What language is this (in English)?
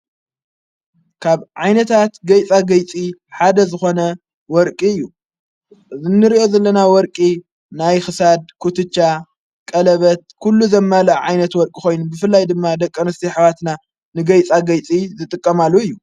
Tigrinya